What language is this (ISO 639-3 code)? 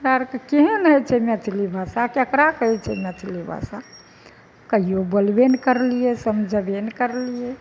mai